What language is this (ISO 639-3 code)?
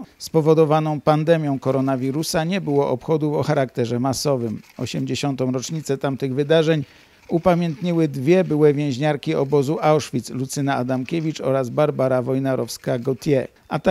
pol